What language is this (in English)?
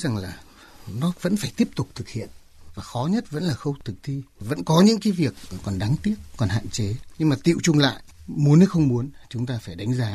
Vietnamese